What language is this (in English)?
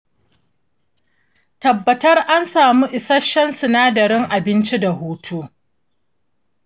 Hausa